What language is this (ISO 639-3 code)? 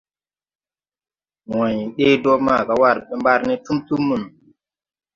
tui